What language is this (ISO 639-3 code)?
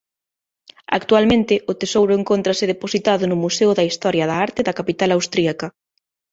glg